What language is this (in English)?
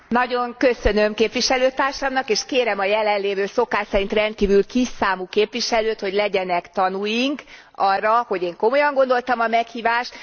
Hungarian